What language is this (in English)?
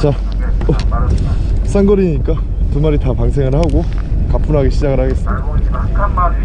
Korean